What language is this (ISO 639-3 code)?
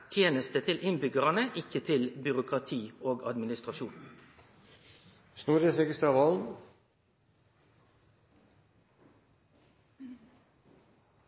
nno